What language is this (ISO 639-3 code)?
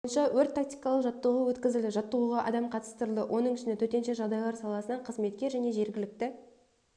kaz